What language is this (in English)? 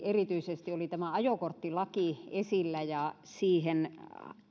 Finnish